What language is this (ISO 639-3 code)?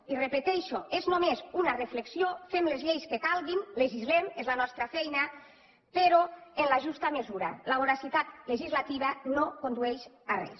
cat